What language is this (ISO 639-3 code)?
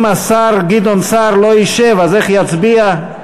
heb